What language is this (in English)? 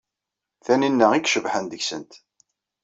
Kabyle